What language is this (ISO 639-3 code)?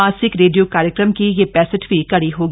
hin